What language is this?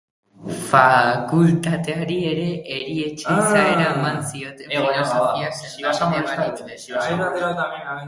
Basque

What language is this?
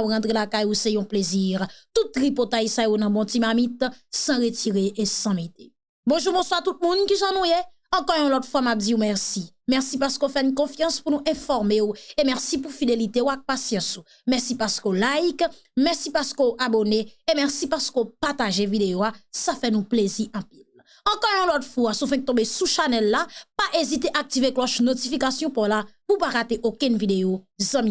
French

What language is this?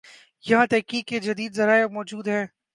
Urdu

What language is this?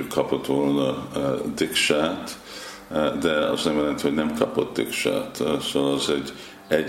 Hungarian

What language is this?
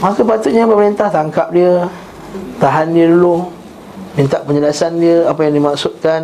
Malay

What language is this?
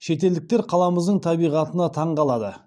Kazakh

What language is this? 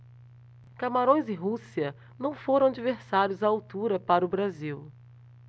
Portuguese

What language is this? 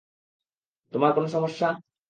Bangla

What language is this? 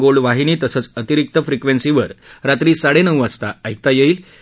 Marathi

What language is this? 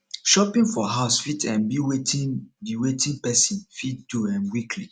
Nigerian Pidgin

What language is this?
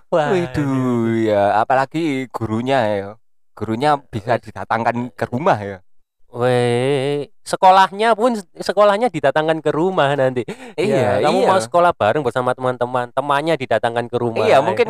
Indonesian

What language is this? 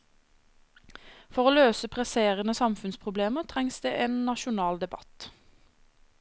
Norwegian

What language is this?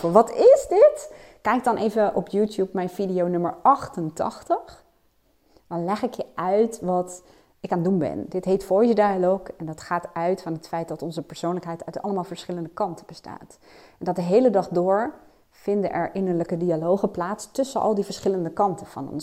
Dutch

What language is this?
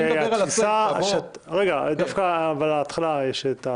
Hebrew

